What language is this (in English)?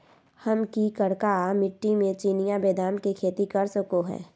Magahi